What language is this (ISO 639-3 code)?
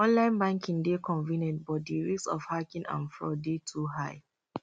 pcm